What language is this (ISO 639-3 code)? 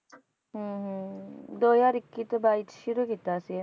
pan